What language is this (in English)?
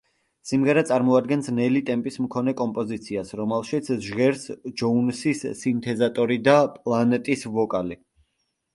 Georgian